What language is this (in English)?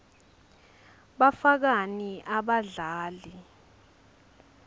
Swati